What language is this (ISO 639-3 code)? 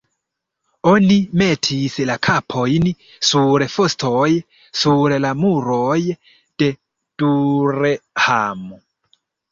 epo